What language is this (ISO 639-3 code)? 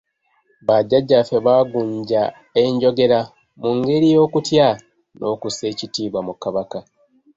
lug